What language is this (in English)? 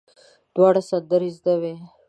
Pashto